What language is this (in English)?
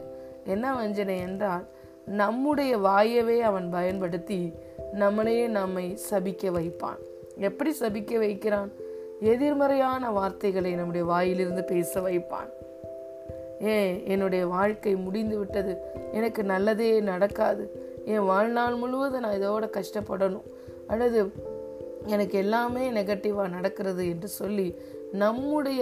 Tamil